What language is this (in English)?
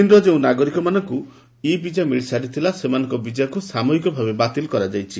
Odia